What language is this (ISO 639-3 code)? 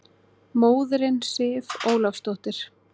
isl